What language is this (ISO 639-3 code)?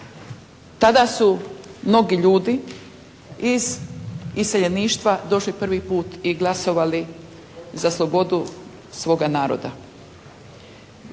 hrv